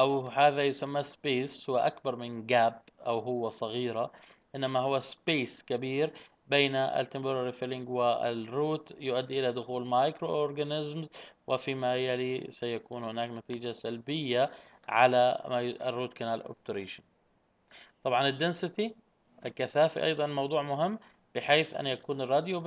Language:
Arabic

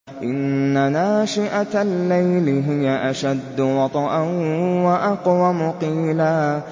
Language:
Arabic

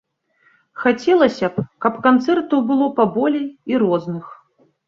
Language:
Belarusian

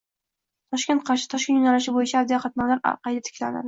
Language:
Uzbek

